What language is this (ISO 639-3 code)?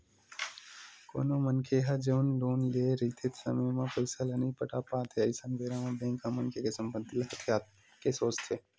hne